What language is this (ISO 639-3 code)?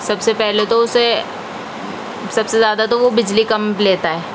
urd